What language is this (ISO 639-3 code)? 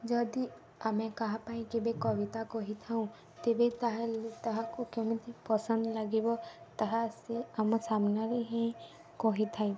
ori